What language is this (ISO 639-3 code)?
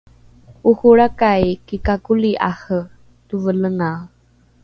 dru